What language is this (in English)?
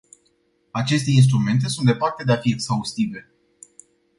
Romanian